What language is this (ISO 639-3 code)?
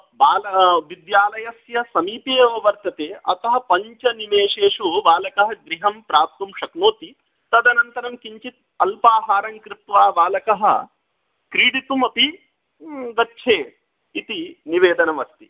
san